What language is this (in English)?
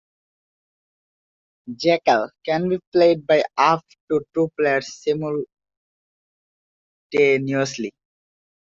English